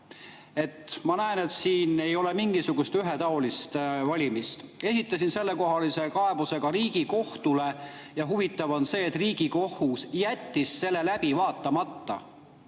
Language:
Estonian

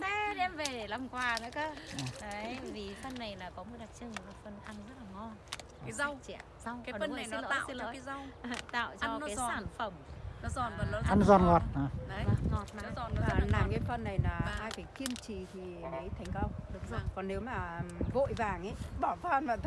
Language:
Vietnamese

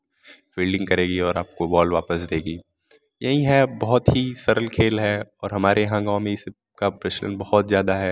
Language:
Hindi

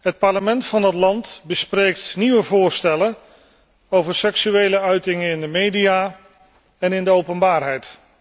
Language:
Dutch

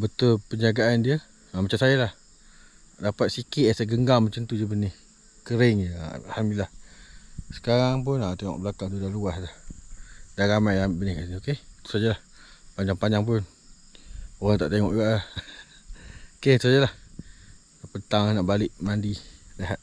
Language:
Malay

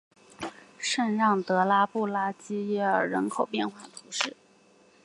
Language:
Chinese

